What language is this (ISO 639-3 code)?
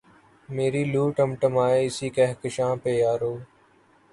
urd